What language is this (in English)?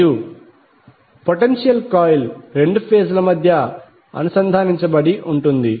Telugu